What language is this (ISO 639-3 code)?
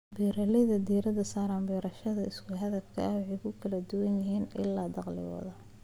som